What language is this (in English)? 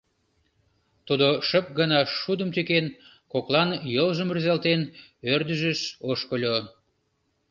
Mari